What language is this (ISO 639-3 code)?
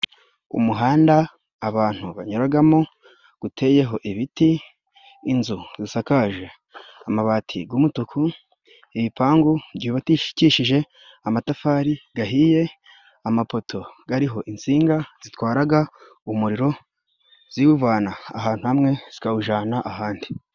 kin